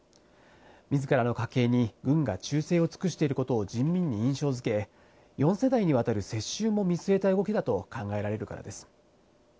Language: Japanese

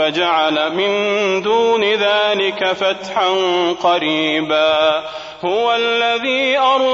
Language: Arabic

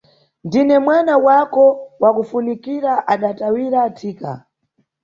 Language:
Nyungwe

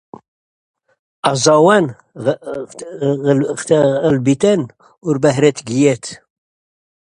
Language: Dutch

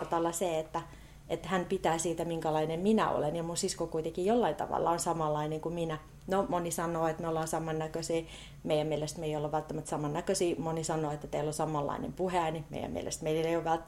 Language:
Finnish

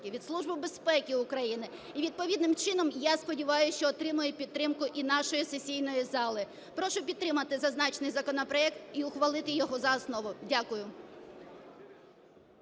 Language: Ukrainian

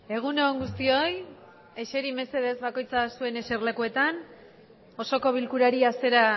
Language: Basque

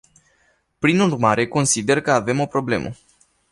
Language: Romanian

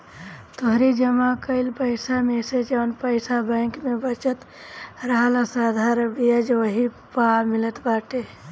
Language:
Bhojpuri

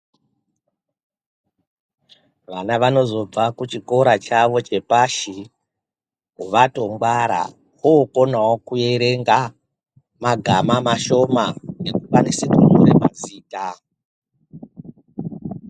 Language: Ndau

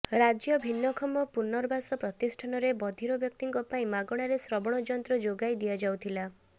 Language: Odia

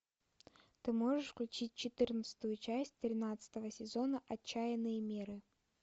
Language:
Russian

